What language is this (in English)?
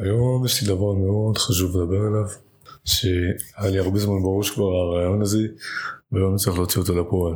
Hebrew